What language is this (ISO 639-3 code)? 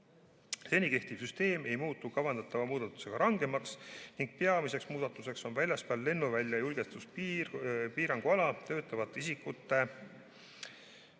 est